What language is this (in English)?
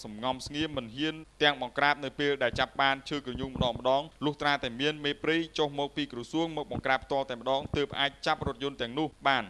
Thai